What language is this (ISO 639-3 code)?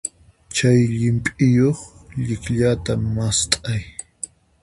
qxp